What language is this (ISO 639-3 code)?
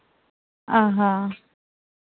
sat